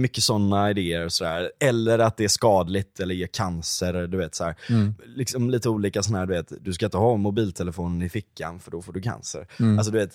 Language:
Swedish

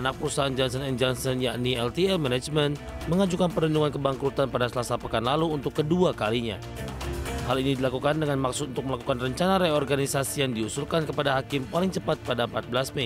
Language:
Indonesian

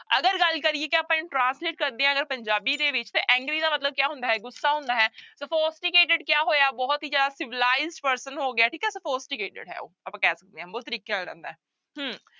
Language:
Punjabi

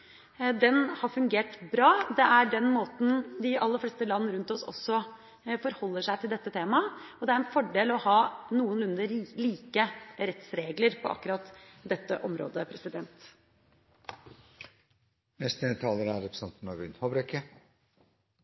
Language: Norwegian Bokmål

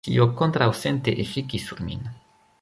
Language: Esperanto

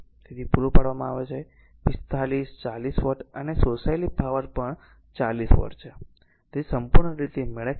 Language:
Gujarati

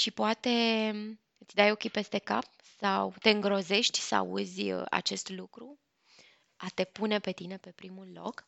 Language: Romanian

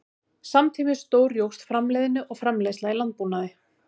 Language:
Icelandic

